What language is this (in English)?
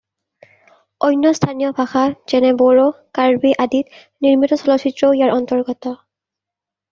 Assamese